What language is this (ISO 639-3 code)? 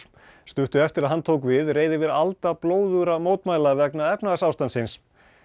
isl